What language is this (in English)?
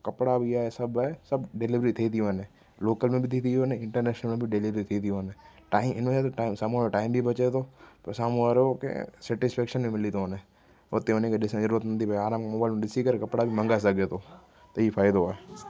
Sindhi